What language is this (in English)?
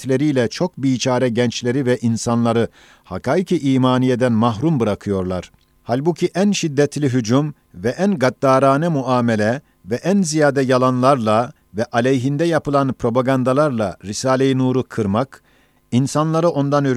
Turkish